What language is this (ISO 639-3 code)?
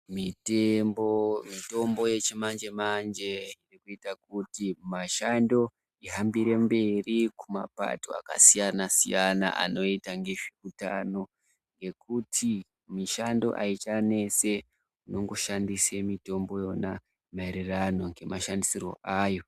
ndc